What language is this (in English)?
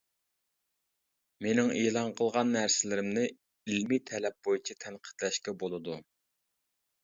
Uyghur